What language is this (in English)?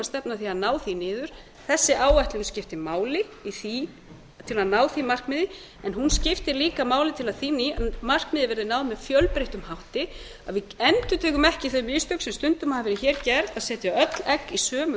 Icelandic